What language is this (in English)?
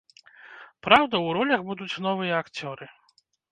Belarusian